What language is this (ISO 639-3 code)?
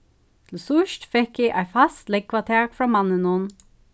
fao